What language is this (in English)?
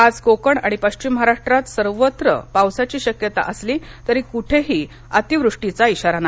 Marathi